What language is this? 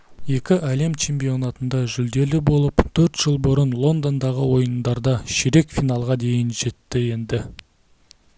Kazakh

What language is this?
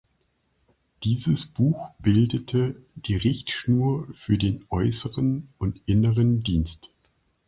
German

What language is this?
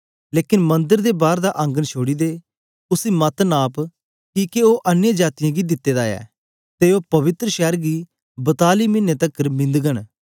Dogri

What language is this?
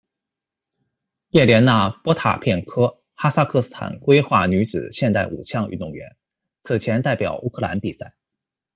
Chinese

